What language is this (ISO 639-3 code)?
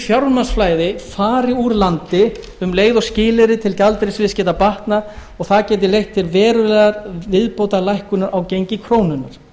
isl